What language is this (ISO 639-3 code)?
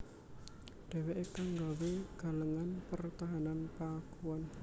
jav